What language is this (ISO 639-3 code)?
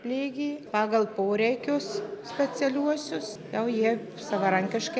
lit